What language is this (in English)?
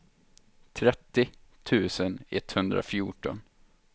Swedish